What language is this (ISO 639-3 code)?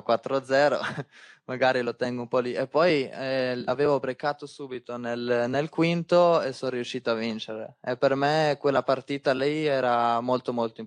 ita